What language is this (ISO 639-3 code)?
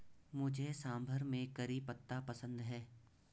hin